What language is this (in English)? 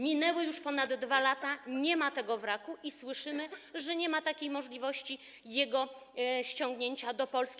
Polish